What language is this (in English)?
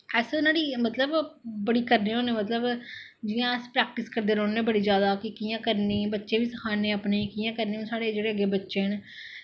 Dogri